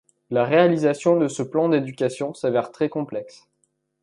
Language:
French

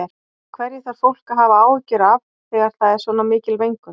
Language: Icelandic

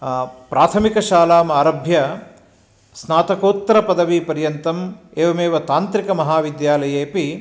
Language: Sanskrit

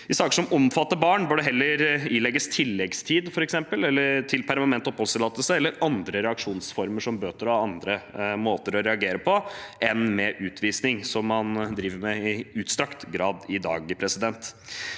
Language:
Norwegian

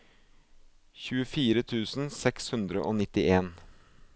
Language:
Norwegian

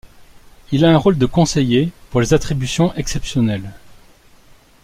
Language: French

